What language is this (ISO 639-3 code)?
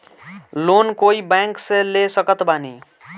bho